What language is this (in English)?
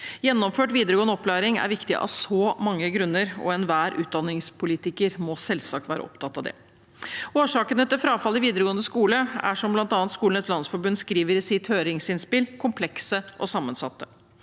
Norwegian